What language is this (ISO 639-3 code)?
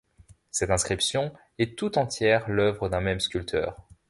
fra